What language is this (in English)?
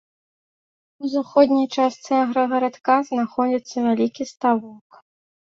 Belarusian